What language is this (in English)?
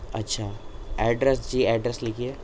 Urdu